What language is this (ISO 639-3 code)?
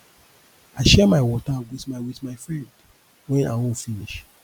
pcm